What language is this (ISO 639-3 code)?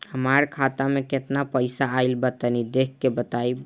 bho